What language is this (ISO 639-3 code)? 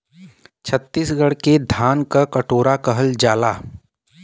bho